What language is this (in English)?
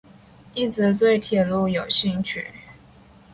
Chinese